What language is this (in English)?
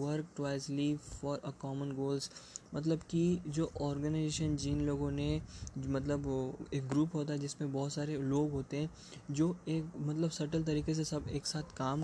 Hindi